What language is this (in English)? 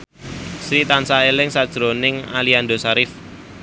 Javanese